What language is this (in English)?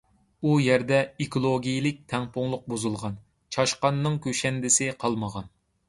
Uyghur